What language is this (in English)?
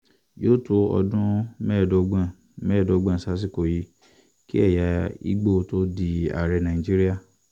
Yoruba